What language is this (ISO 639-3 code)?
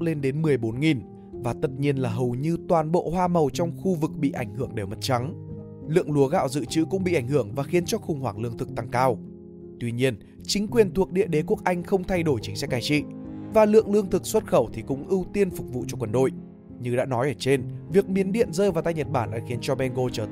vie